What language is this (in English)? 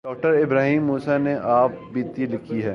Urdu